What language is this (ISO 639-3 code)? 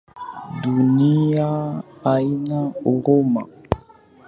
swa